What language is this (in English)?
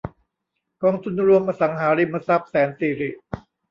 Thai